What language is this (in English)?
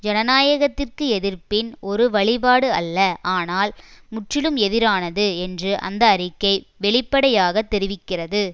Tamil